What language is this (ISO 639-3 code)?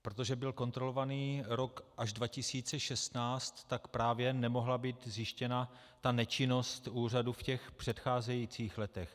ces